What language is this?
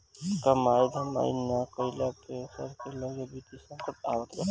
Bhojpuri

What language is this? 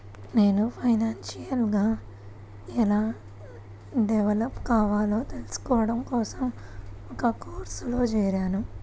Telugu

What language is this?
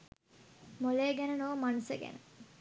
Sinhala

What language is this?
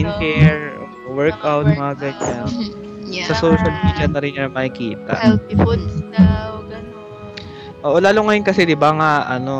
Filipino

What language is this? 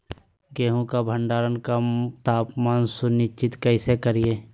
Magahi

